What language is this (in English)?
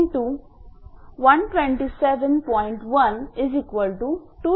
Marathi